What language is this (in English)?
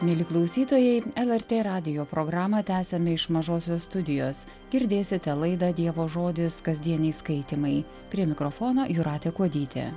Lithuanian